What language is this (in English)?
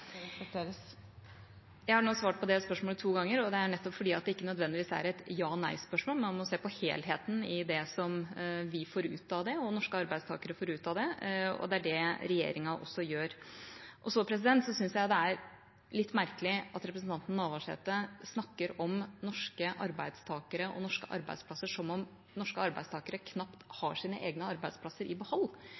Norwegian Bokmål